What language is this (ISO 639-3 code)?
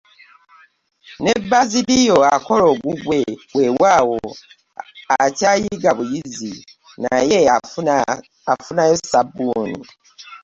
lug